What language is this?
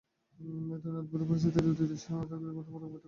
Bangla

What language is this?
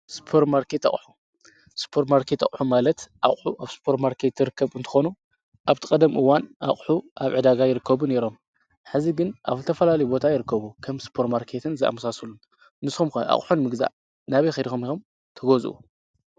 Tigrinya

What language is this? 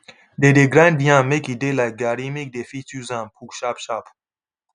Nigerian Pidgin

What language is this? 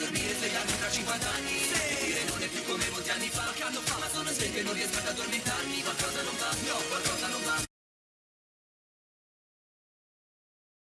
Italian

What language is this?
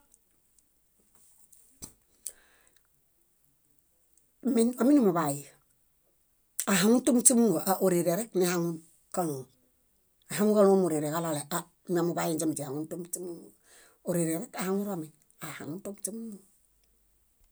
Bayot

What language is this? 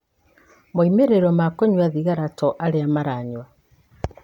Kikuyu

